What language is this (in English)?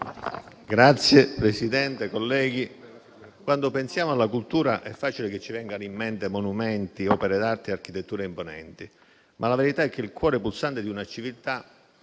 Italian